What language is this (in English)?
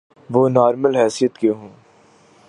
Urdu